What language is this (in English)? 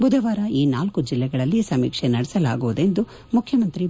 Kannada